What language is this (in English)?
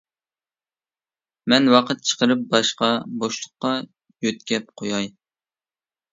Uyghur